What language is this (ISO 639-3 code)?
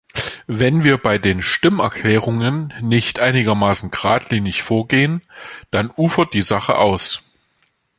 deu